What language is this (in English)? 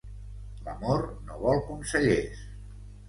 Catalan